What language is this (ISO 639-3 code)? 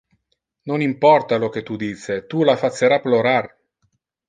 ina